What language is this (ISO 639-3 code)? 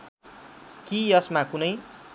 nep